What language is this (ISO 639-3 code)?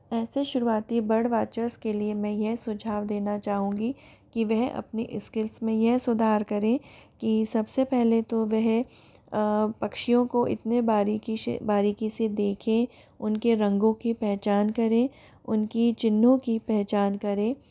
hin